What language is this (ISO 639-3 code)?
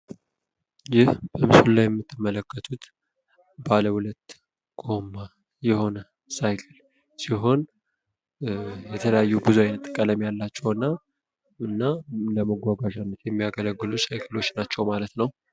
amh